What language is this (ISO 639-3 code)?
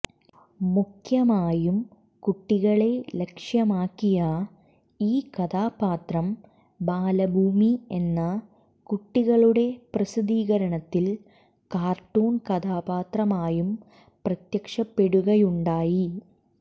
mal